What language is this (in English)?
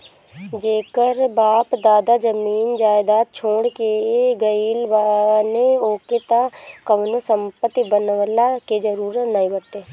Bhojpuri